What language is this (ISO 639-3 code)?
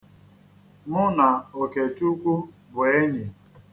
ibo